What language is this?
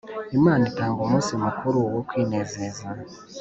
Kinyarwanda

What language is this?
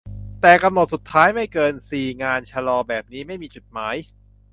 Thai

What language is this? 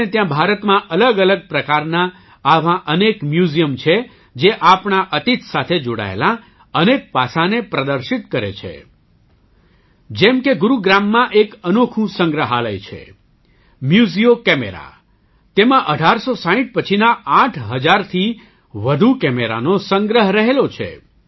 Gujarati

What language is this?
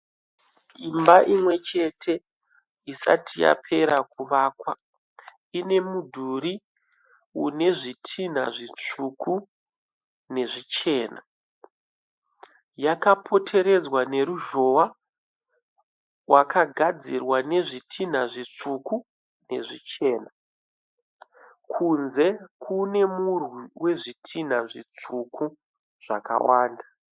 Shona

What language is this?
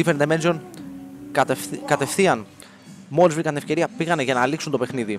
Greek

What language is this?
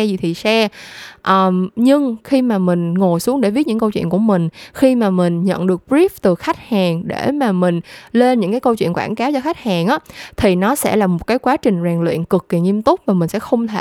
Vietnamese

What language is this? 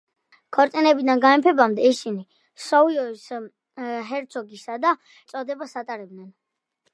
Georgian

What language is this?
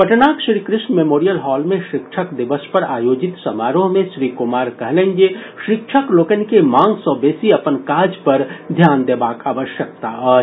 Maithili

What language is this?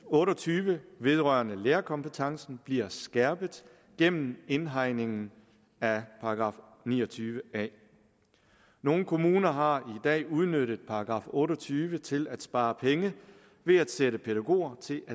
Danish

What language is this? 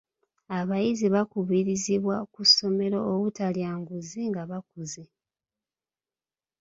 Ganda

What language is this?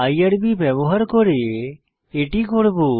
Bangla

